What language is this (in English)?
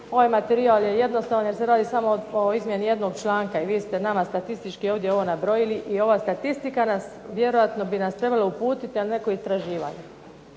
Croatian